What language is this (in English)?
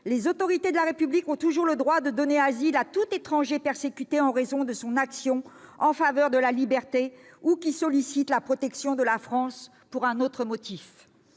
French